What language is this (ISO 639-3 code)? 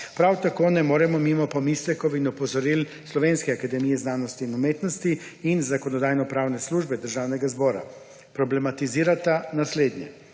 slv